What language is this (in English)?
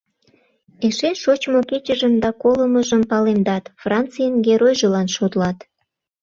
Mari